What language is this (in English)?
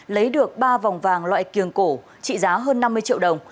Vietnamese